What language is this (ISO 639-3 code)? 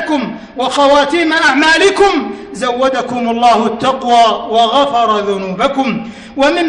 ara